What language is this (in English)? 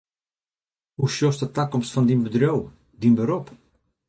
Western Frisian